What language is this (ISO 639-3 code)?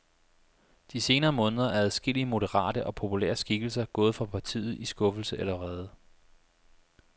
dan